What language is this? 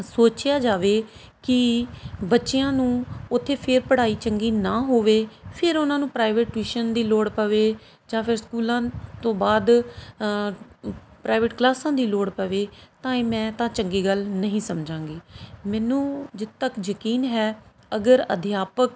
Punjabi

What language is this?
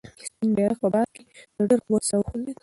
Pashto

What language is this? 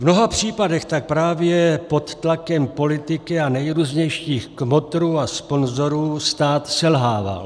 Czech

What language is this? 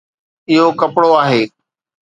Sindhi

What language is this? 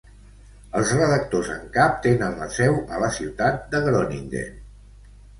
Catalan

